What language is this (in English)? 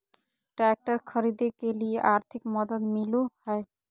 Magahi